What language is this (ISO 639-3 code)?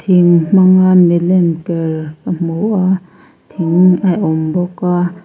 lus